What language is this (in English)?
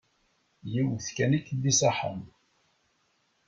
Kabyle